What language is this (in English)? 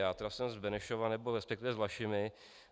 Czech